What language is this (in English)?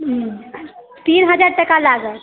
Maithili